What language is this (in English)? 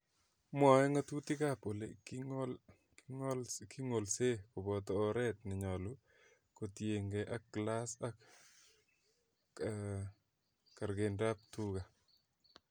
Kalenjin